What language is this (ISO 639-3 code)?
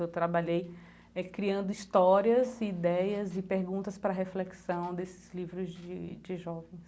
por